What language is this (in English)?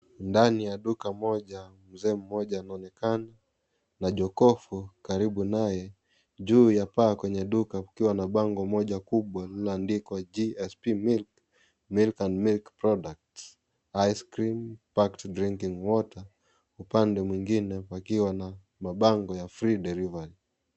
Swahili